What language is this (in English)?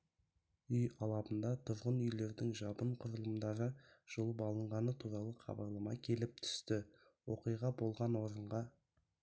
Kazakh